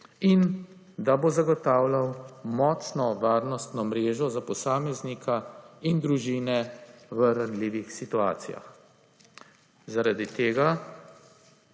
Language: Slovenian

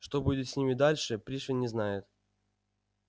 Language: Russian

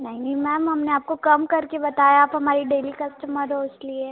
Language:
Hindi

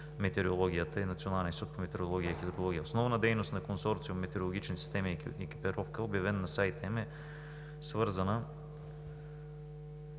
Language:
Bulgarian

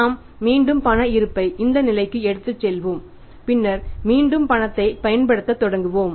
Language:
Tamil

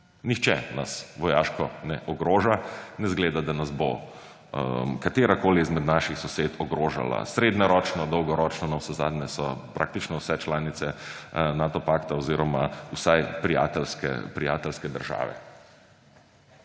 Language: Slovenian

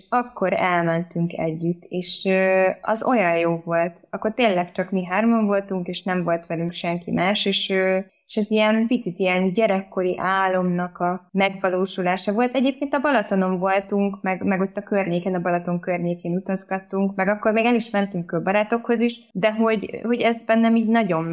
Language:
Hungarian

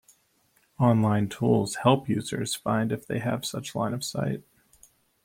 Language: English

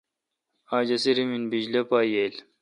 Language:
Kalkoti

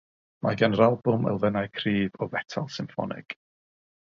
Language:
Welsh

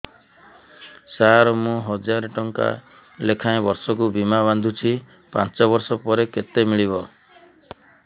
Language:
Odia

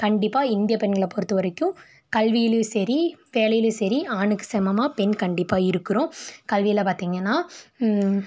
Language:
Tamil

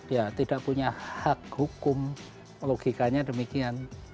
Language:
Indonesian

